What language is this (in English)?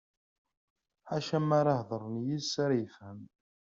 Kabyle